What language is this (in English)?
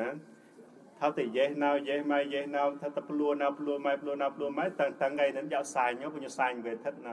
Thai